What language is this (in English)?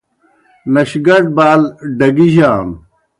Kohistani Shina